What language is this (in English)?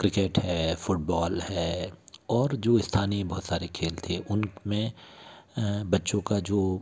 Hindi